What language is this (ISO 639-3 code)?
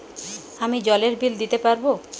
ben